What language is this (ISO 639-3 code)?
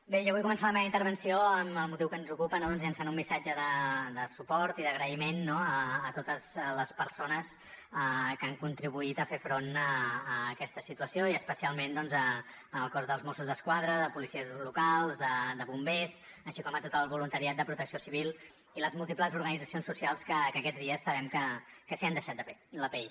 cat